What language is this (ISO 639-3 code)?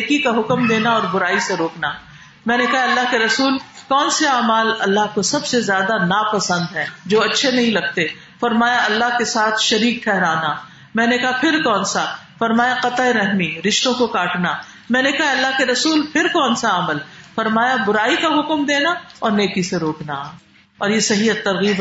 urd